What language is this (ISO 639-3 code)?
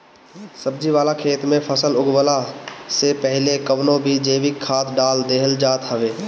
bho